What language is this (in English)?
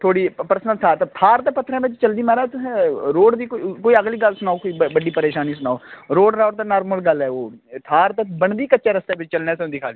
Dogri